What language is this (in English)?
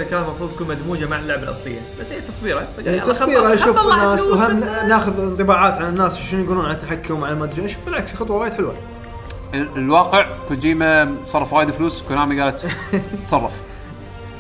Arabic